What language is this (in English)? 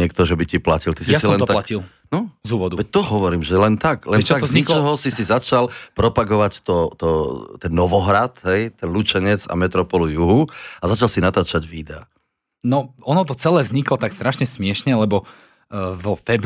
Slovak